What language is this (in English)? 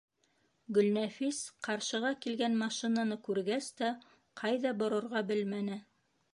Bashkir